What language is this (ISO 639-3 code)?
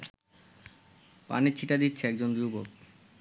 ben